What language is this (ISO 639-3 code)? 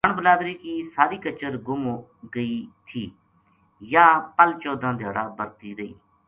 gju